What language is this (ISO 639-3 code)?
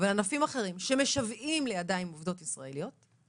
heb